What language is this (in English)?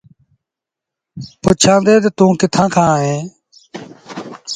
Sindhi Bhil